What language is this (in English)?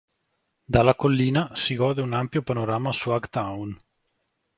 Italian